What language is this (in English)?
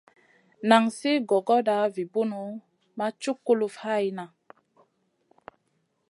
Masana